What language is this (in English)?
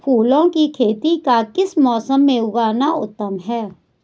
Hindi